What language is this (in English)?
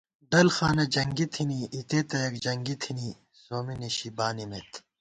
Gawar-Bati